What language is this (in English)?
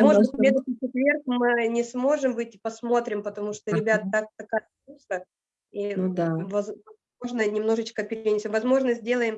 Russian